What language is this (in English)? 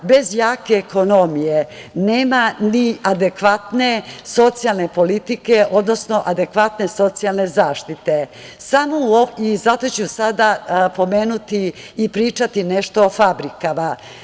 Serbian